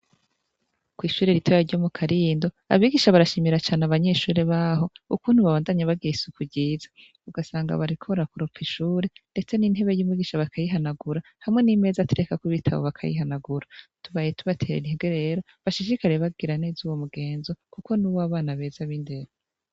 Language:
Rundi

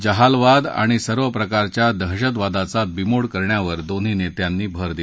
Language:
Marathi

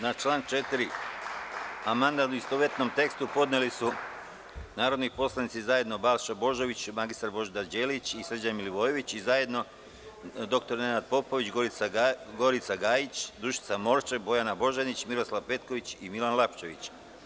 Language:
Serbian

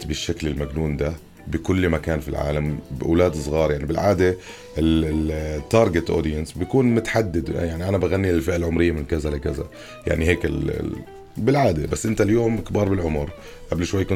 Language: Arabic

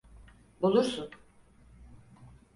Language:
Turkish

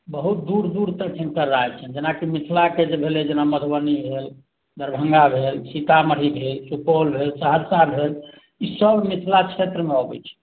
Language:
Maithili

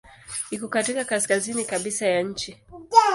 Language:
Swahili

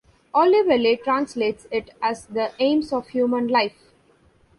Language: English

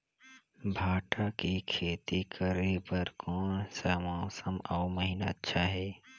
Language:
Chhattisgarhi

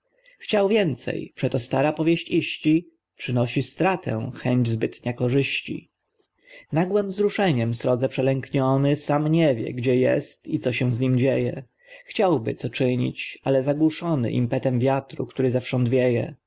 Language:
Polish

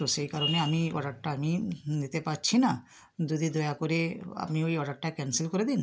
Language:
Bangla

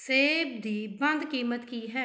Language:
Punjabi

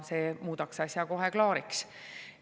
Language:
Estonian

